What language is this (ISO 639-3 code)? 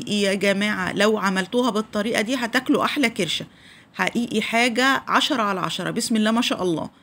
ara